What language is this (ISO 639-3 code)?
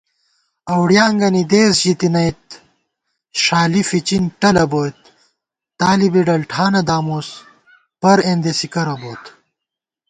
gwt